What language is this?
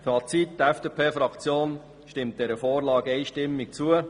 Swiss German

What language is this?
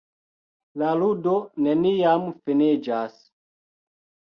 Esperanto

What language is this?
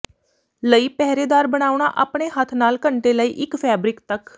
Punjabi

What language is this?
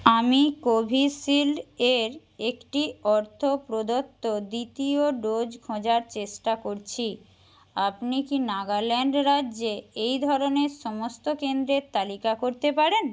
Bangla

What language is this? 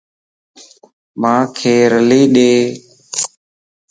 Lasi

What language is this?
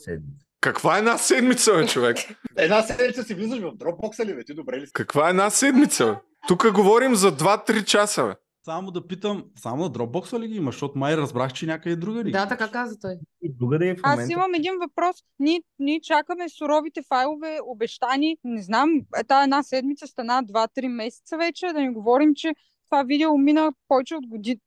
Bulgarian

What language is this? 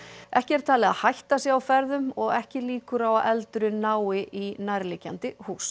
Icelandic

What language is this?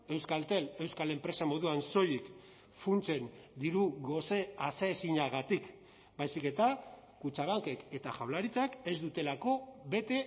Basque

